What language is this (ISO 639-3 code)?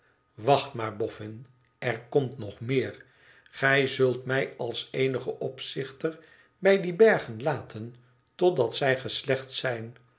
nld